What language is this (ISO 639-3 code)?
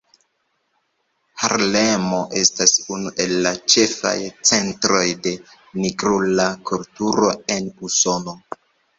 epo